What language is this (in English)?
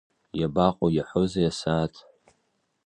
Abkhazian